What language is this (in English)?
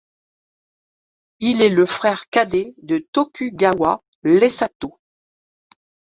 French